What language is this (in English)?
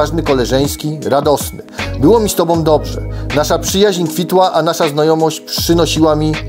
Polish